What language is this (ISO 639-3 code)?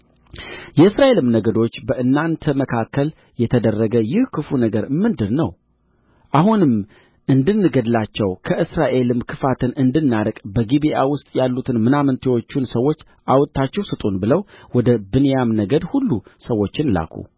amh